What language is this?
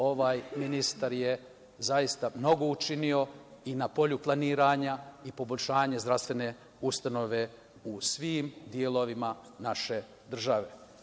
Serbian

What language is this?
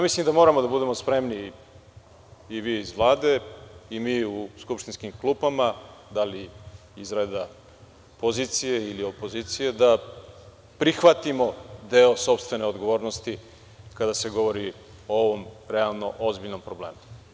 Serbian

